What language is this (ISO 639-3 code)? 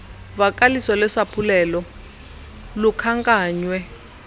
xho